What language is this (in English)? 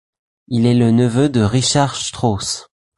French